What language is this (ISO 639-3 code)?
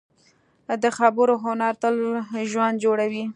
pus